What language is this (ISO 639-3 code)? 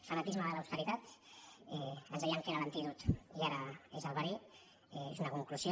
cat